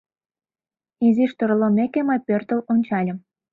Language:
Mari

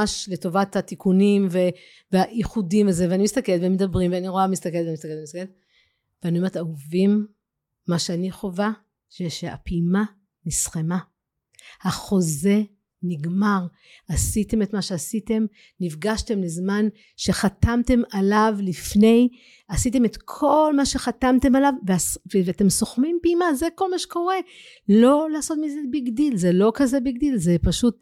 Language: Hebrew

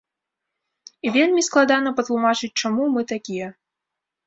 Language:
Belarusian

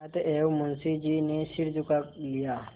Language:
Hindi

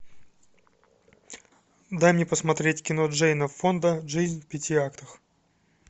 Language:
Russian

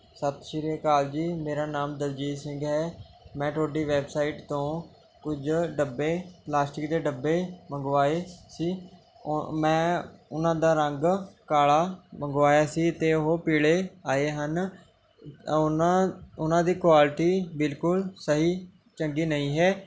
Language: Punjabi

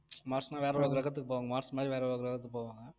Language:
Tamil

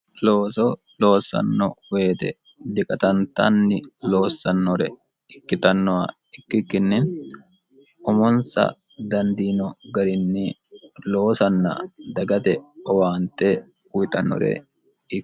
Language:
Sidamo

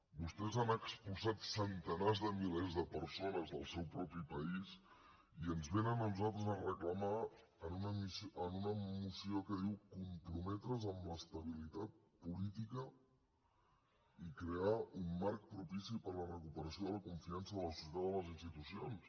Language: Catalan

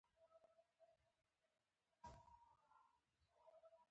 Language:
Pashto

